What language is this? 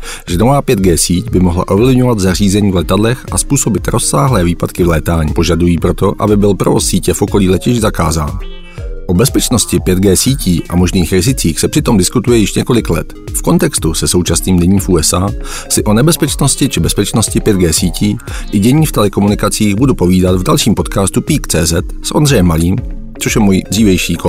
Czech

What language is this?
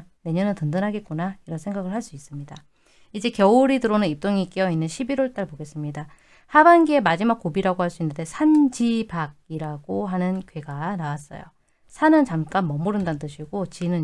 Korean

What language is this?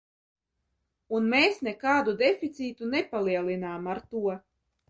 Latvian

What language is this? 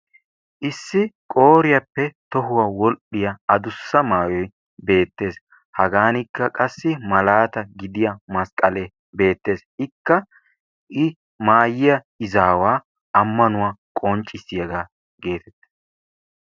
Wolaytta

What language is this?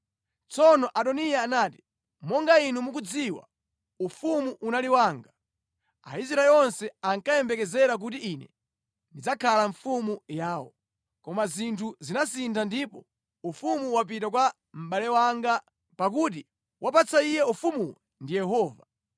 Nyanja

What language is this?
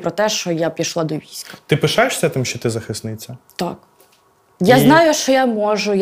Ukrainian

